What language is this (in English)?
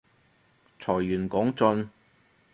Cantonese